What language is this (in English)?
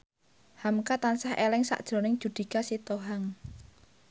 Javanese